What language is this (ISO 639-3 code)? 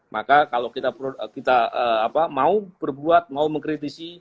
ind